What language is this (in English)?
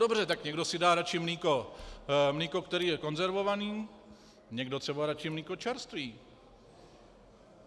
Czech